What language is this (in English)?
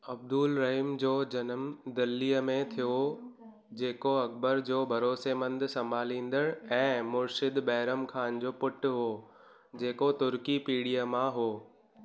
Sindhi